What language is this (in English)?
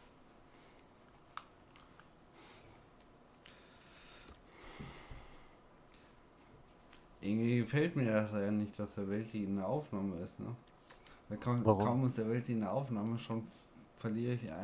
German